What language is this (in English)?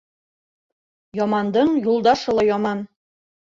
Bashkir